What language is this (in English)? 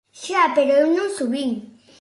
Galician